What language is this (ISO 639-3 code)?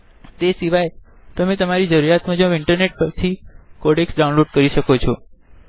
guj